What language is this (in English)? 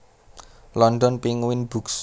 Javanese